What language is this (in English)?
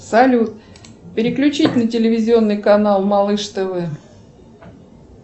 Russian